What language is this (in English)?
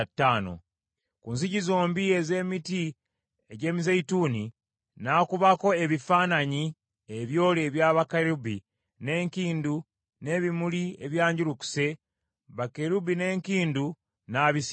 Ganda